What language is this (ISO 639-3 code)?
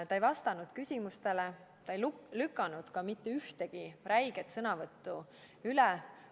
est